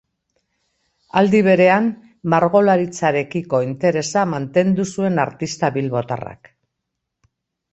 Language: Basque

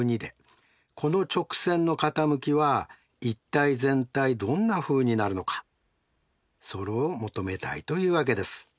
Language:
Japanese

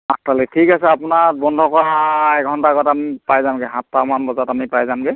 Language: Assamese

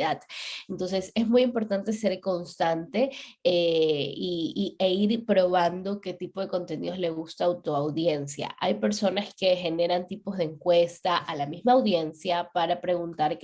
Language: Spanish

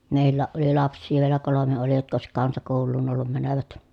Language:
Finnish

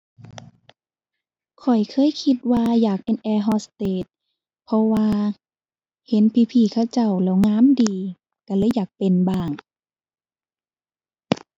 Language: Thai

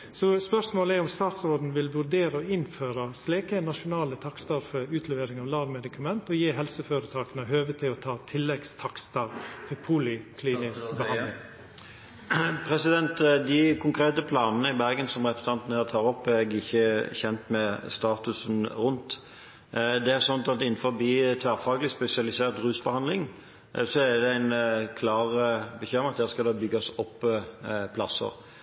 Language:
Norwegian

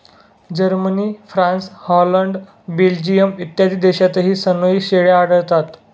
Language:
Marathi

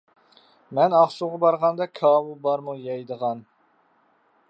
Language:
Uyghur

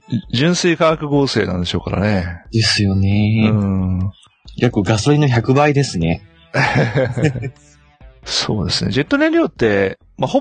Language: Japanese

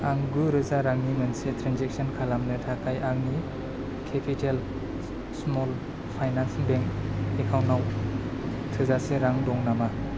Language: Bodo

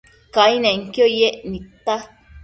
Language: Matsés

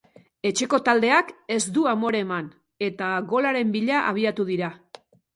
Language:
Basque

